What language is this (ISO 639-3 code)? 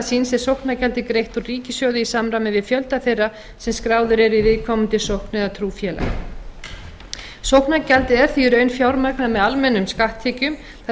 isl